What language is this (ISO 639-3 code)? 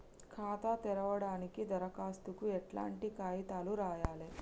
tel